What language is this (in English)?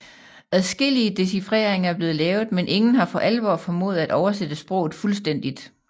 Danish